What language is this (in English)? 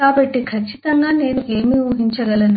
Telugu